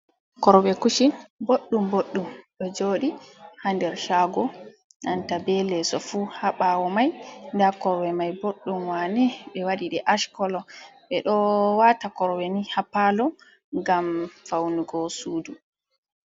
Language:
Fula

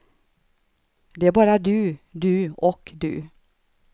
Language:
Swedish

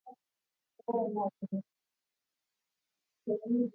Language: Swahili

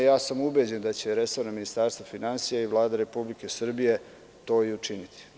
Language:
Serbian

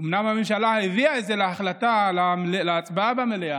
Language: Hebrew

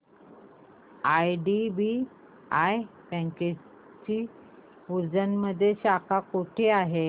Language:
Marathi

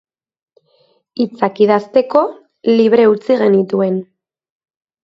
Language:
Basque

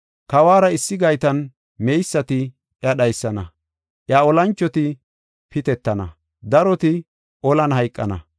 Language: Gofa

